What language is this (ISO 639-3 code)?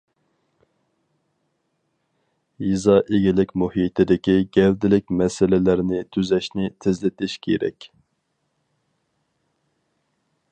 uig